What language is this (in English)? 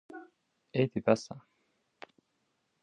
Kurdish